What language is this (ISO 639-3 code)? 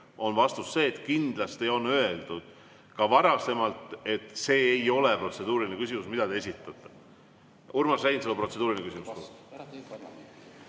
est